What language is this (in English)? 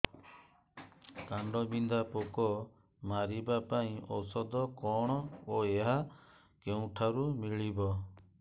Odia